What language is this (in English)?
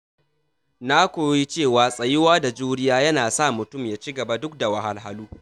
Hausa